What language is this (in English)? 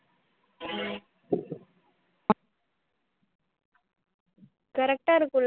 Tamil